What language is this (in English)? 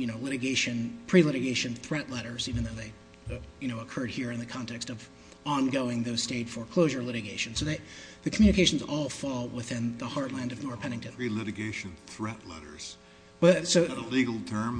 English